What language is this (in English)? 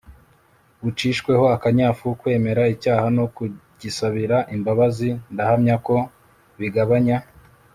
Kinyarwanda